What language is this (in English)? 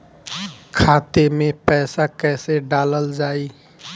Bhojpuri